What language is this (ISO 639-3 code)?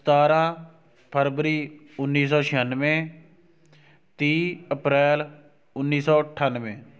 pan